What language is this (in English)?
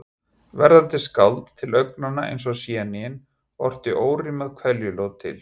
Icelandic